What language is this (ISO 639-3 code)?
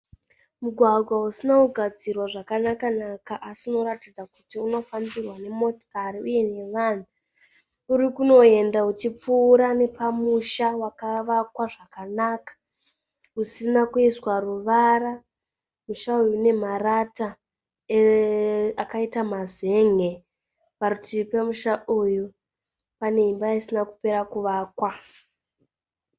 sna